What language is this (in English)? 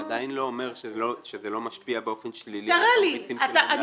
Hebrew